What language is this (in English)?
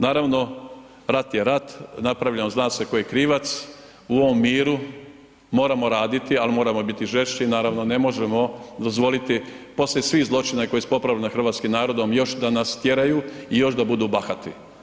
Croatian